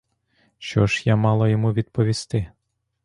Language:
Ukrainian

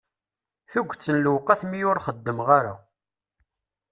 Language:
Kabyle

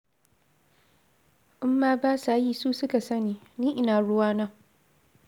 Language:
Hausa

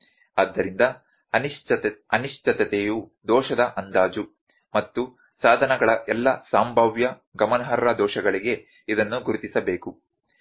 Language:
Kannada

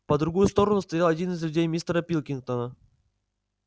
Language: Russian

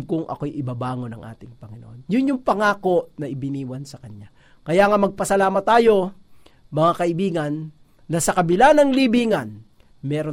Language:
Filipino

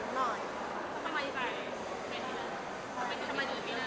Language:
Thai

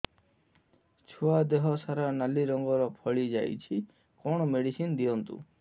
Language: Odia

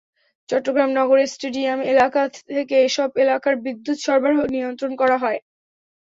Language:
Bangla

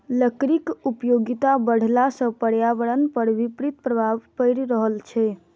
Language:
Maithili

